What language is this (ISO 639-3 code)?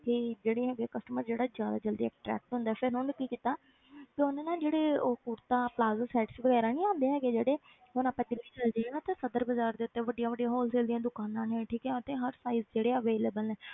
pan